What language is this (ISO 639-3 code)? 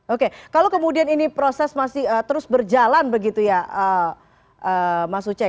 ind